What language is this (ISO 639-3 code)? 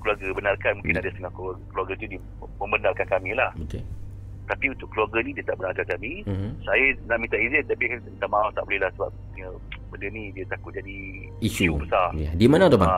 msa